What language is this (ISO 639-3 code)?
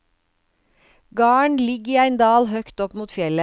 nor